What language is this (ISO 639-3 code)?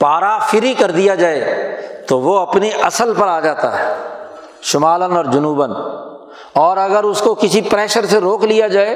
urd